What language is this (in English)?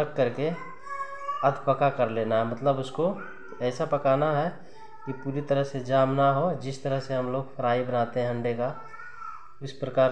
Hindi